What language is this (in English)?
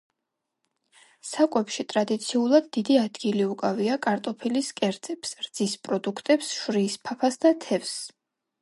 Georgian